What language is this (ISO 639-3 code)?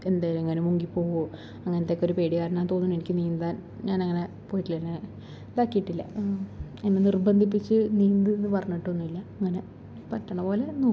mal